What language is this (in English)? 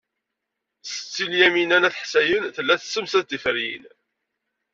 Kabyle